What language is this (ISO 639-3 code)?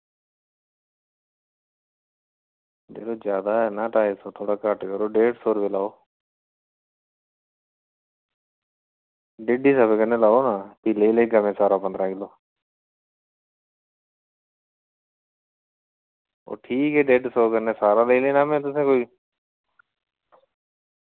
doi